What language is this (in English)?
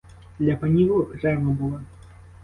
Ukrainian